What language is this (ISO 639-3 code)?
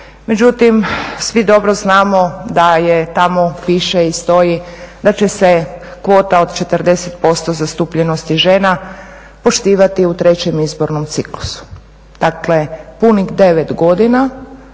hrv